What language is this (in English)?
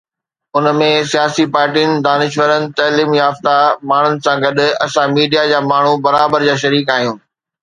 Sindhi